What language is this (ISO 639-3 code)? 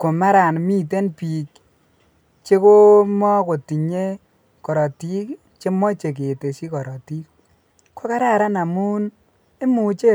kln